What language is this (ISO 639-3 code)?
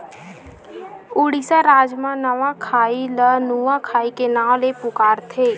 hne